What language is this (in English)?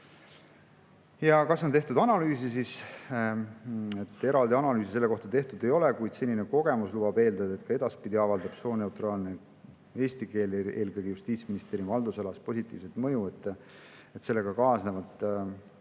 Estonian